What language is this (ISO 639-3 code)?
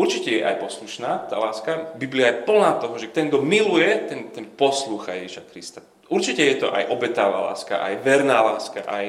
slk